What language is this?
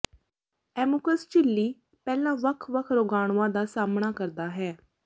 Punjabi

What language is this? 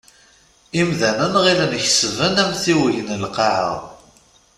Kabyle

